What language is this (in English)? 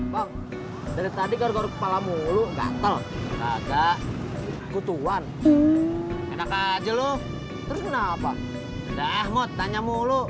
Indonesian